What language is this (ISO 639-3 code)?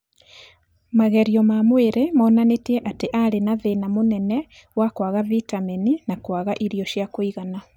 kik